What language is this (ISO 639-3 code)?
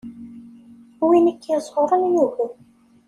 kab